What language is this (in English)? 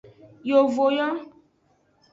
Aja (Benin)